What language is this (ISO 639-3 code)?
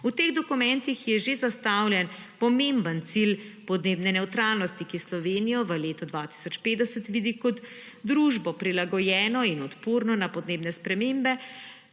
slv